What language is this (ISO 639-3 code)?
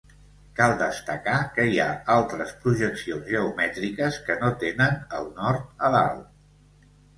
cat